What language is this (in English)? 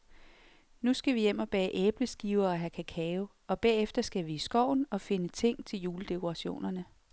Danish